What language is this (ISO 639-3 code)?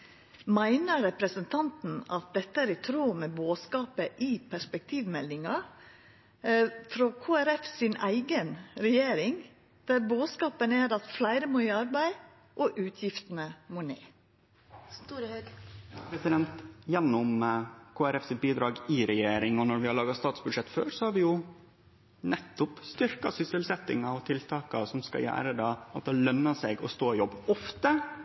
nno